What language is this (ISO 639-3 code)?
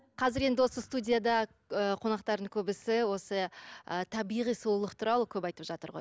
kaz